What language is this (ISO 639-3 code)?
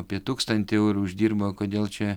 lit